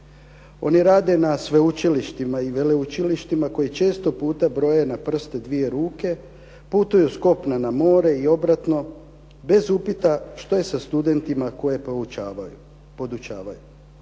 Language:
Croatian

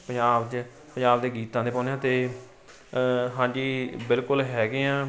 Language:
Punjabi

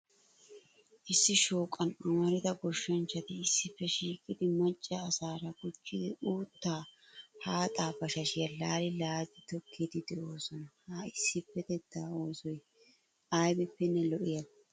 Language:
Wolaytta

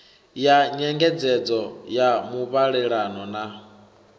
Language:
Venda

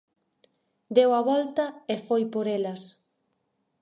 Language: Galician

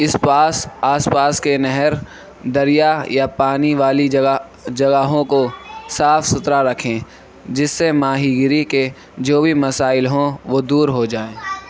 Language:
Urdu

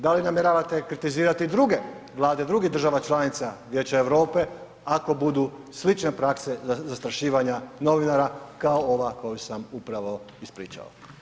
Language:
Croatian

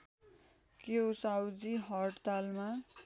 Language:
Nepali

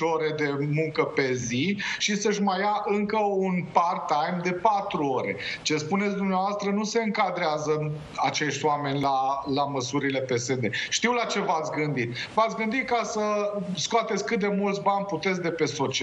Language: Romanian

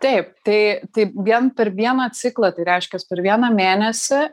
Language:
Lithuanian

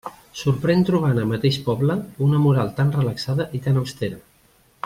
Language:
Catalan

